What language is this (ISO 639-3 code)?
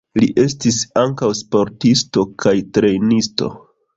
epo